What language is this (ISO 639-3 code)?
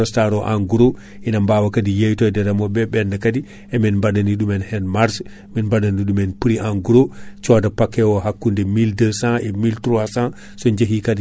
ful